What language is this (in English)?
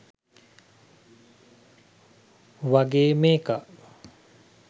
Sinhala